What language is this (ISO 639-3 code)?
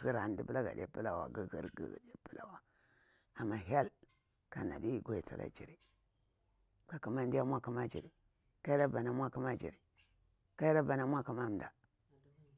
bwr